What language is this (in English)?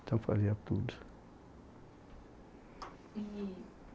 Portuguese